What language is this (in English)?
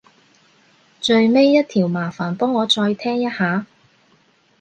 Cantonese